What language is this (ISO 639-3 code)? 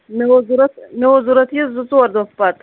kas